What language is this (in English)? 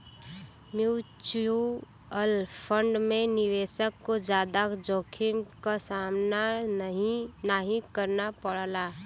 Bhojpuri